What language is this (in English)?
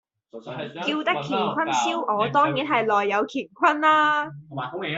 Cantonese